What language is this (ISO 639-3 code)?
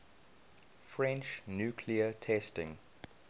eng